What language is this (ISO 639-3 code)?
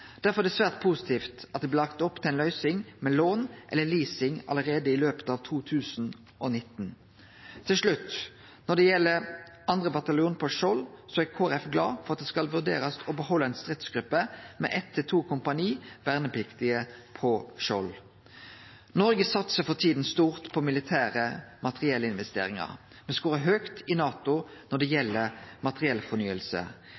nno